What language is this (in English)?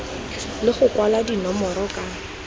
Tswana